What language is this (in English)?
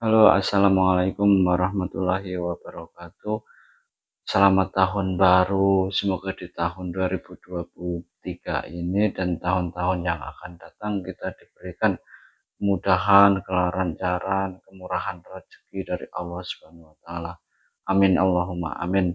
Indonesian